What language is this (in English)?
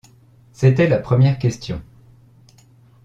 French